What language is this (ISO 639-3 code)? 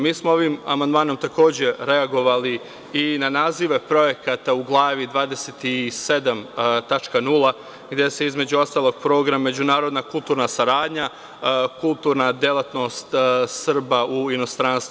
srp